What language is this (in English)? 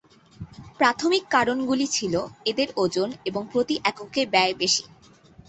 Bangla